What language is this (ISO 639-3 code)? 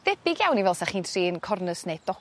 cym